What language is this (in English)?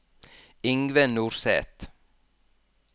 Norwegian